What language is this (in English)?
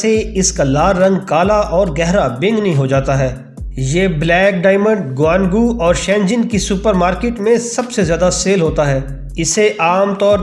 Hindi